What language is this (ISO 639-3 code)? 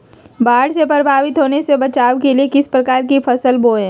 mag